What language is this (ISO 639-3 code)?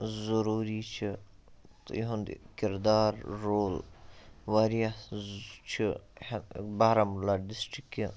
kas